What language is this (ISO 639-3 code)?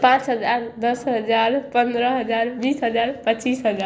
mai